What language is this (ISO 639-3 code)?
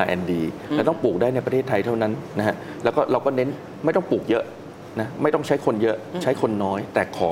tha